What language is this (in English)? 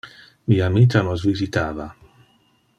Interlingua